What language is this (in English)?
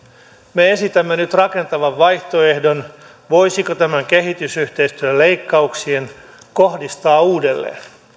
Finnish